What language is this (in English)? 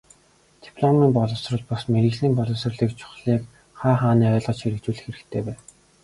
Mongolian